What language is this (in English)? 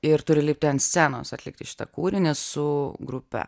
Lithuanian